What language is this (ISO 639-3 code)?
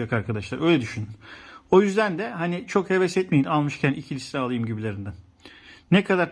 tur